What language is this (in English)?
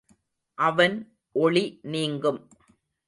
Tamil